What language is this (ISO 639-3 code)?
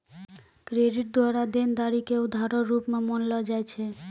mai